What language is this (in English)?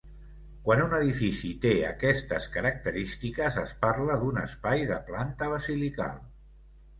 Catalan